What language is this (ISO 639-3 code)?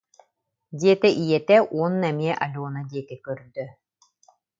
sah